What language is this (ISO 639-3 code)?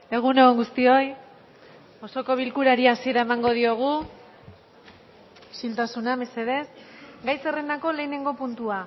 eus